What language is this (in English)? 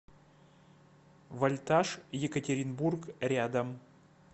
Russian